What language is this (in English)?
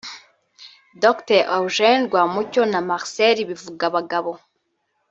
Kinyarwanda